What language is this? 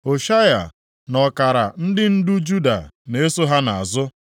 Igbo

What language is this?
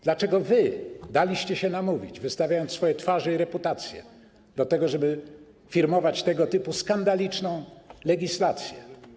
Polish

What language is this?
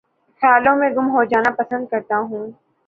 Urdu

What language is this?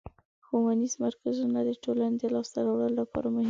Pashto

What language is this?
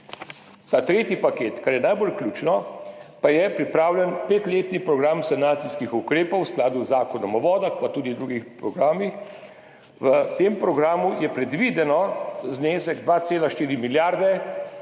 Slovenian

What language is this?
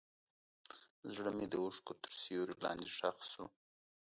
Pashto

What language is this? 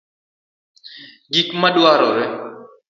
Luo (Kenya and Tanzania)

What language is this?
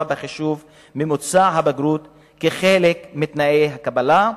Hebrew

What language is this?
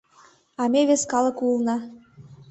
Mari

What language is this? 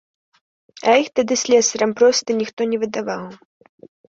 Belarusian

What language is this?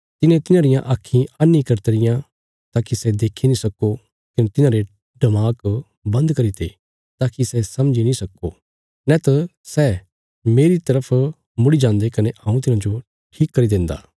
Bilaspuri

